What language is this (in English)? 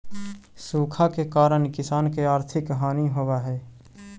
Magahi